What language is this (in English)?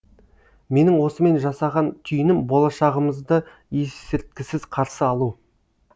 Kazakh